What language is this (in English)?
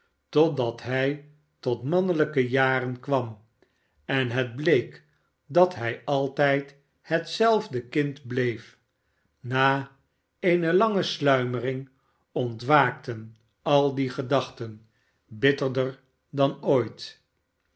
Dutch